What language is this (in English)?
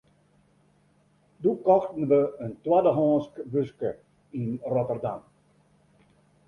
Western Frisian